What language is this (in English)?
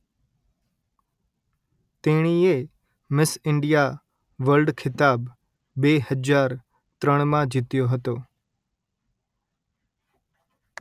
Gujarati